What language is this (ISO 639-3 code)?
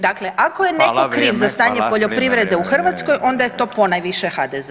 hrv